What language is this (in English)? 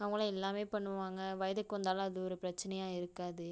Tamil